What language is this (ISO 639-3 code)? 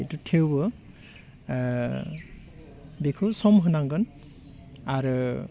brx